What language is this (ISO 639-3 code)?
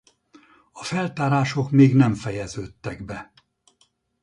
hun